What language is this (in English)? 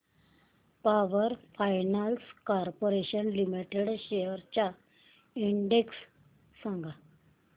Marathi